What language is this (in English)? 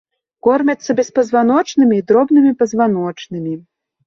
Belarusian